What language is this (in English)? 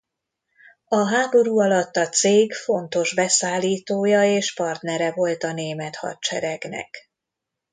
Hungarian